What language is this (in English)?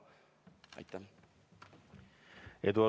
Estonian